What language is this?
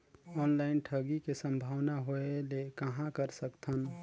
Chhattisgarhi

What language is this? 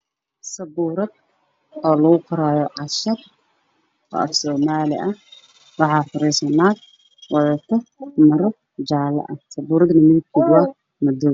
Somali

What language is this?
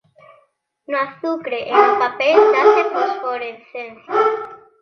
Galician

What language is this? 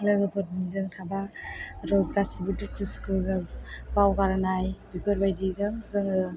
Bodo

